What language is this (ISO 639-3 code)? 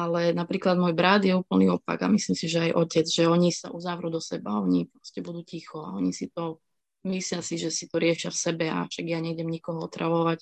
slk